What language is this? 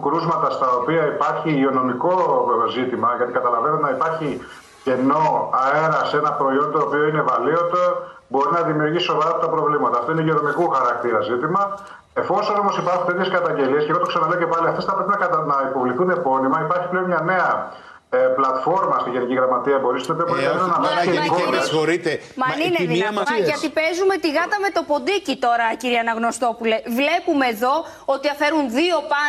Greek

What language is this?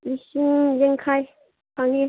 Manipuri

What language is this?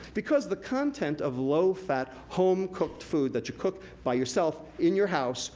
English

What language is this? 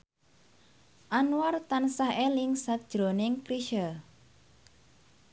Javanese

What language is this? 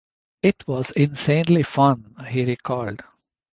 English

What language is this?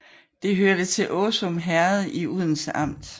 Danish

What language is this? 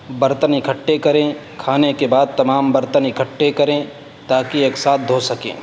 Urdu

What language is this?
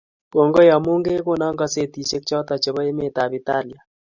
Kalenjin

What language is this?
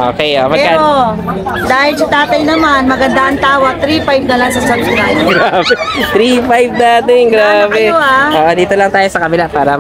Filipino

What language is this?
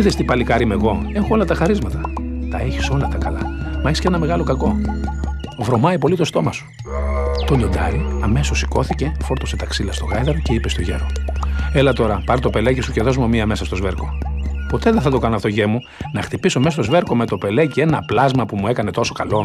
Greek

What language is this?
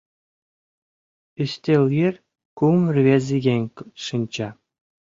Mari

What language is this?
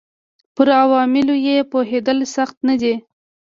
Pashto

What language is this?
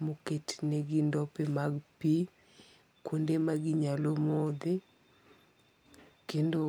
Luo (Kenya and Tanzania)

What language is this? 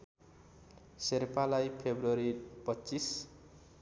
Nepali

